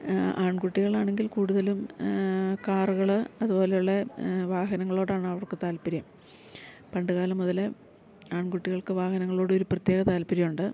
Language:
Malayalam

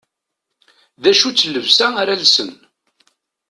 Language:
Kabyle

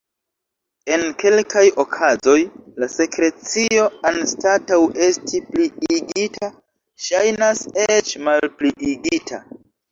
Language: Esperanto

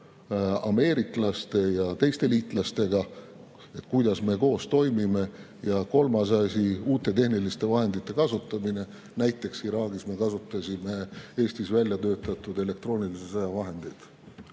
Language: Estonian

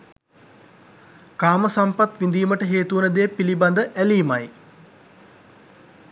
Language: Sinhala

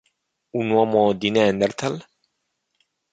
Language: Italian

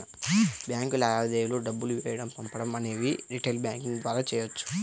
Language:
Telugu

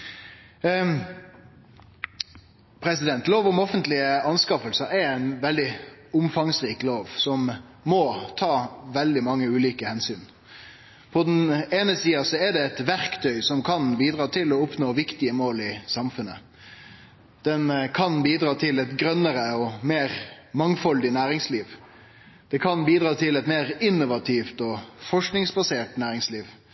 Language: Norwegian Nynorsk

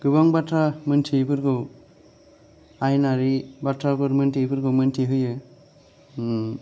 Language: Bodo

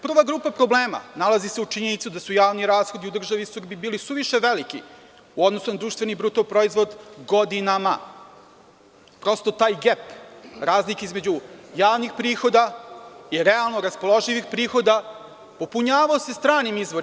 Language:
Serbian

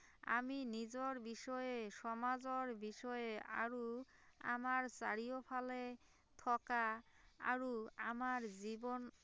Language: Assamese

